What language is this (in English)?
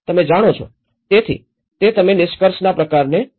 Gujarati